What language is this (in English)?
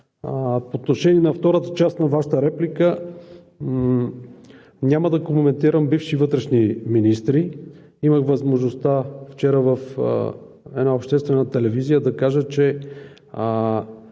Bulgarian